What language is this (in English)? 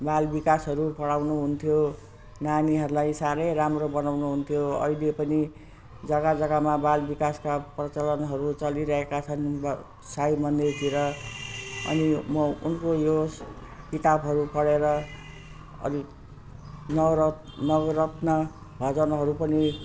Nepali